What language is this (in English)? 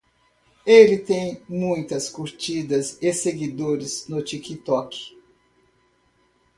Portuguese